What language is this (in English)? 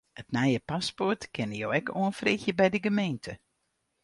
Western Frisian